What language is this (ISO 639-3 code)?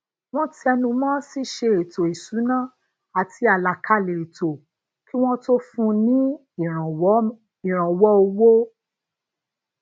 yor